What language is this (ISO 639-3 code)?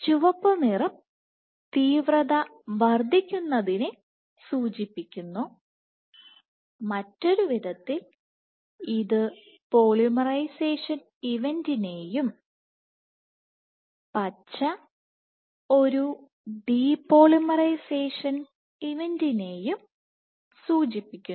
mal